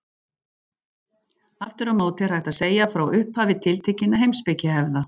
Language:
Icelandic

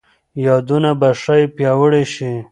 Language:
Pashto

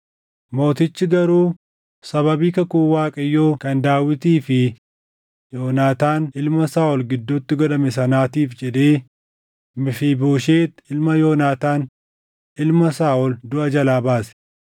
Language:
Oromo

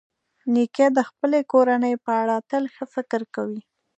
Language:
Pashto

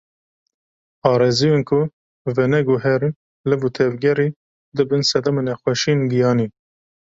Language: Kurdish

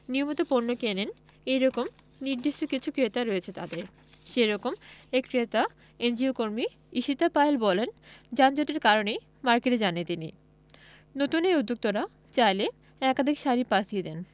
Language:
Bangla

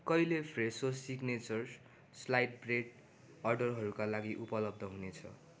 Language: Nepali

